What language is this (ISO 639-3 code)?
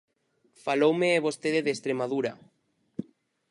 glg